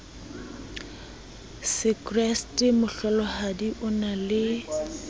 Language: Southern Sotho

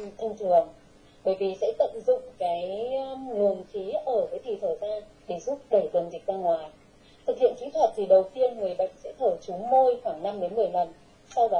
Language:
Vietnamese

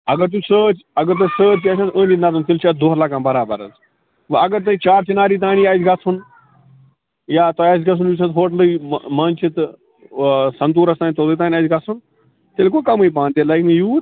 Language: Kashmiri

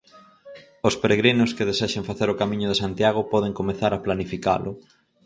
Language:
Galician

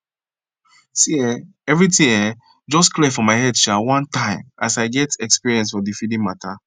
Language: Nigerian Pidgin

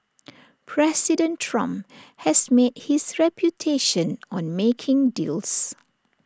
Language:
English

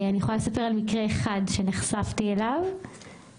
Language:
Hebrew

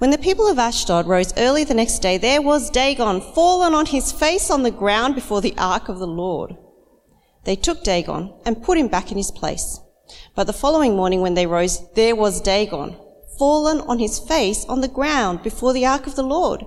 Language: English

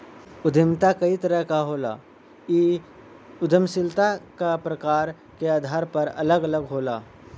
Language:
Bhojpuri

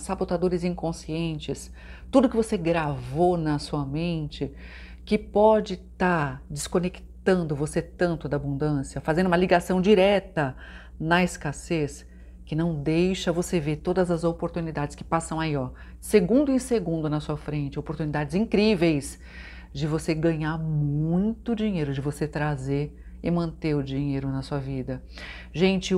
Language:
Portuguese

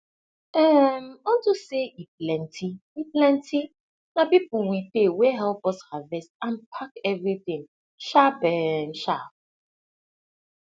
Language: Nigerian Pidgin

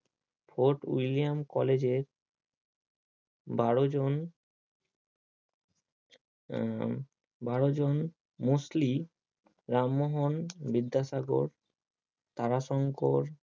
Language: Bangla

